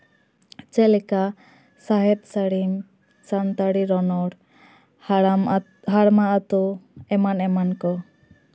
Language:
Santali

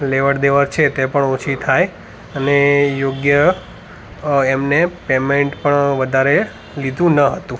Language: Gujarati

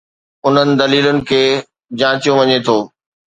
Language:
Sindhi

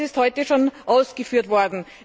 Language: German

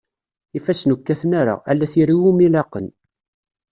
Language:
Kabyle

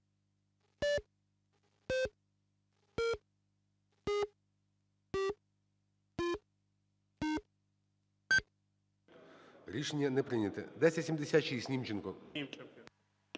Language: Ukrainian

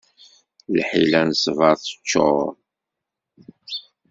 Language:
Kabyle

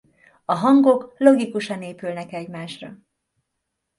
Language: Hungarian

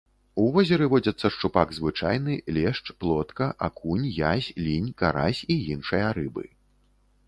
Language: Belarusian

